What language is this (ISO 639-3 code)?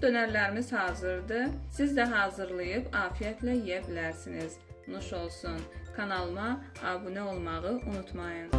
tur